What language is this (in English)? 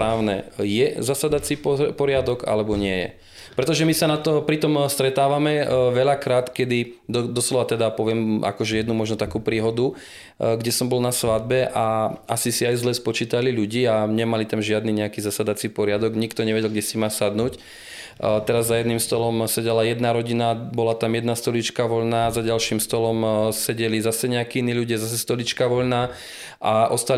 Slovak